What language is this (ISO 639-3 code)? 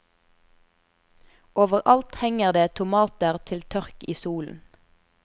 nor